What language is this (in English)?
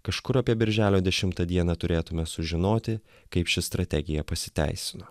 Lithuanian